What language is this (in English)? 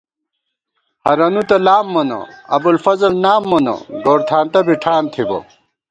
Gawar-Bati